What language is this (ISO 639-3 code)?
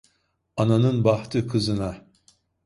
tur